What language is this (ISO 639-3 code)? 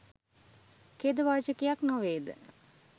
sin